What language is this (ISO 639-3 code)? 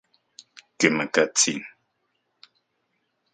ncx